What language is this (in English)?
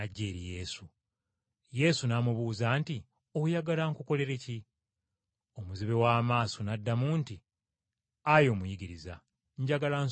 Ganda